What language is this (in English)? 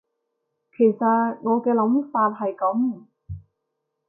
Cantonese